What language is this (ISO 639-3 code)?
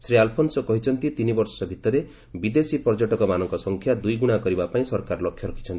ori